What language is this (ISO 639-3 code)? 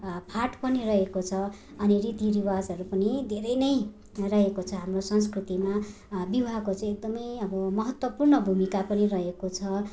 nep